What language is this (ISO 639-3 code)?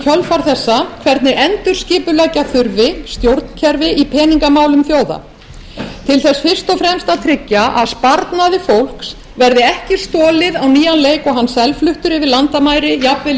isl